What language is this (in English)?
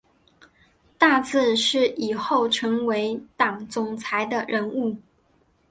Chinese